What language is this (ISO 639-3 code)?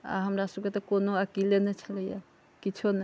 mai